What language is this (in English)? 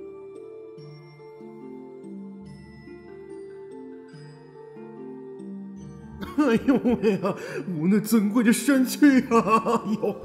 Chinese